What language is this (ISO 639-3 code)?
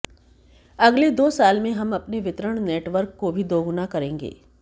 hin